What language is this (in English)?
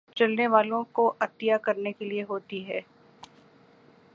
Urdu